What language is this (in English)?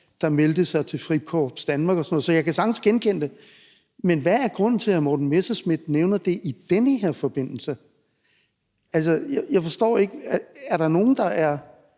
Danish